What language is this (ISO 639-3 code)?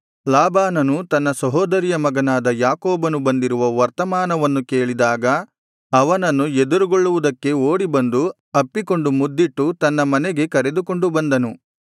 kan